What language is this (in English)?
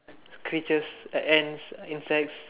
English